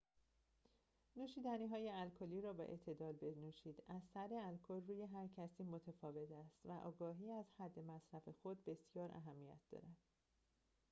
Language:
Persian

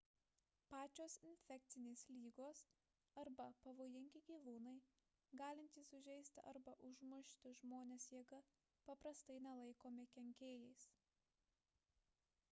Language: Lithuanian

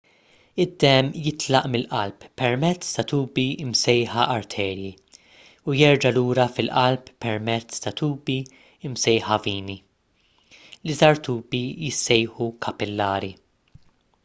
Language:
Maltese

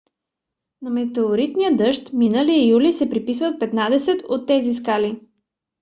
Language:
Bulgarian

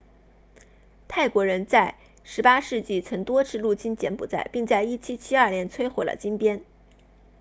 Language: Chinese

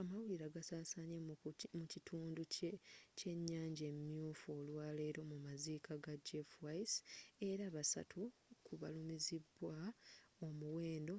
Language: Ganda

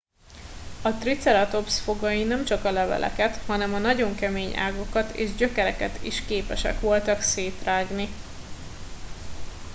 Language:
Hungarian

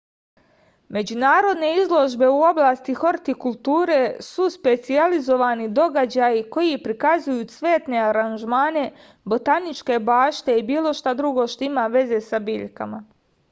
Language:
Serbian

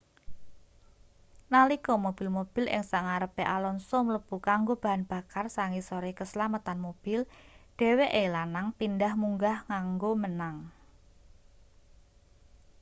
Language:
Javanese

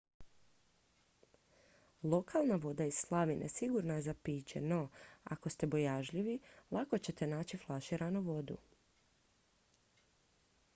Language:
Croatian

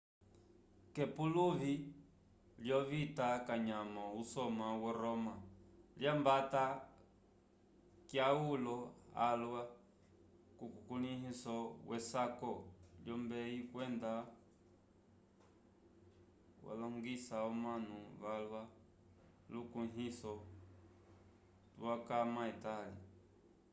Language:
Umbundu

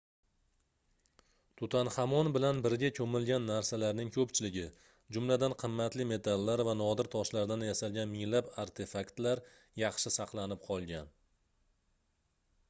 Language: Uzbek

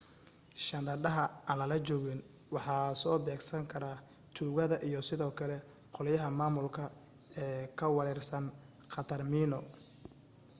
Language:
Somali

